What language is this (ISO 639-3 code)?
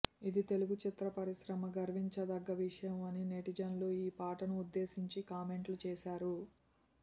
tel